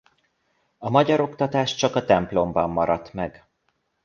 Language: Hungarian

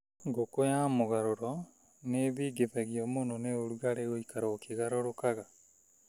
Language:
Kikuyu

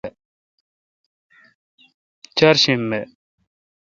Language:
Kalkoti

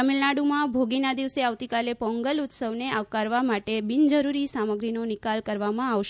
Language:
Gujarati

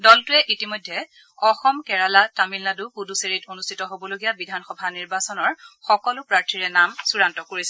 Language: Assamese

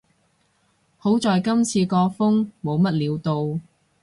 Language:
Cantonese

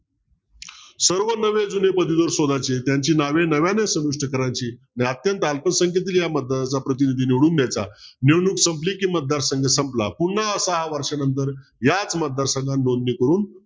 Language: Marathi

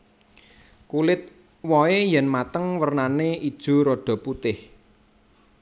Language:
Javanese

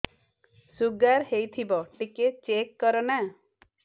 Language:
Odia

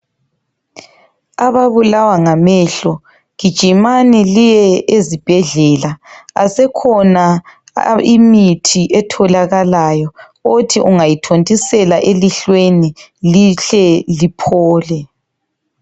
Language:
North Ndebele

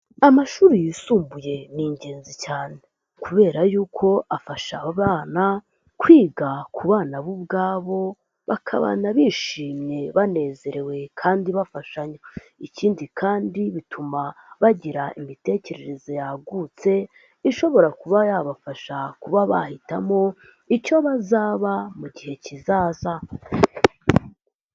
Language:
Kinyarwanda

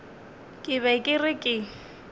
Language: Northern Sotho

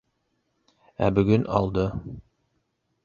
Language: Bashkir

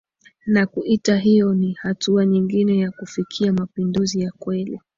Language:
Swahili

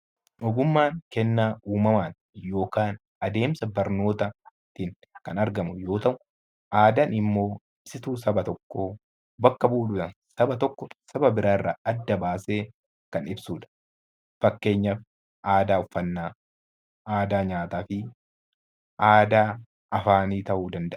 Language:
Oromo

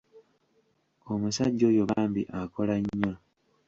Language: Ganda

